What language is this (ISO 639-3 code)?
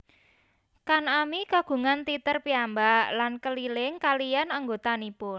jav